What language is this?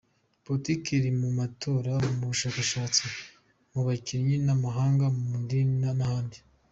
Kinyarwanda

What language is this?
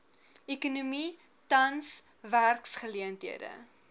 Afrikaans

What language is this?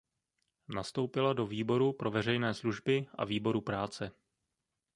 Czech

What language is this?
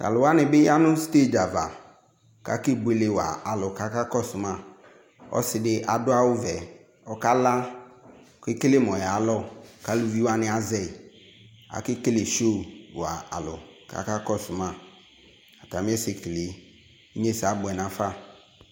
Ikposo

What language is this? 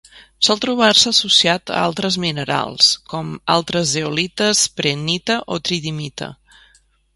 Catalan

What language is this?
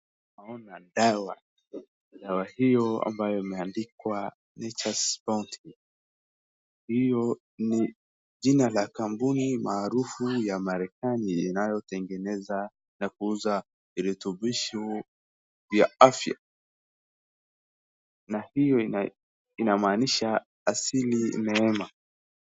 Swahili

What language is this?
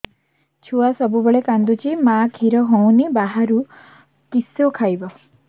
Odia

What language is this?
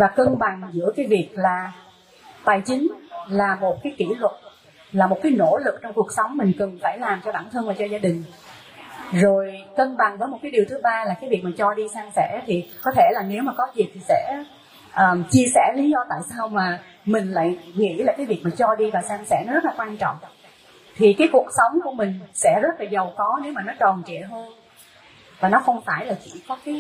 Vietnamese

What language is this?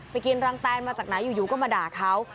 Thai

